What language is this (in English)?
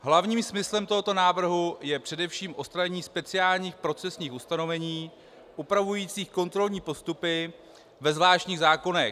Czech